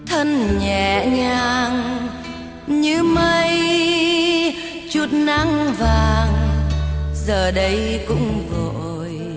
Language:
Vietnamese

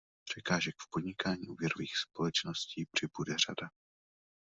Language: Czech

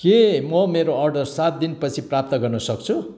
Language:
Nepali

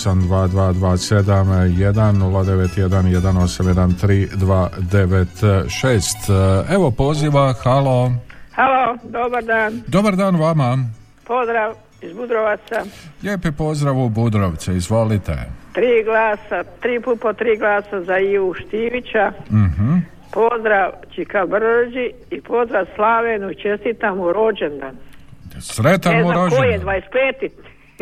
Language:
Croatian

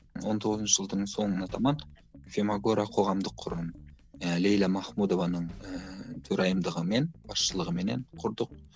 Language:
Kazakh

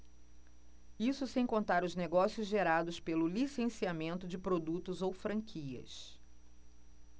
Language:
Portuguese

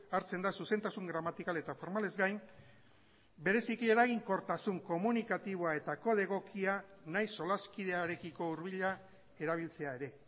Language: Basque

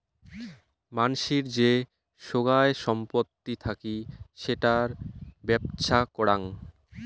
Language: Bangla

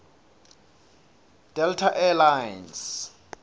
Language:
Swati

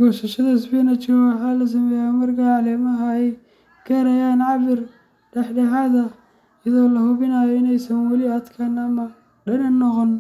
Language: Somali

